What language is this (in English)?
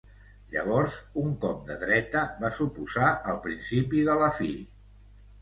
Catalan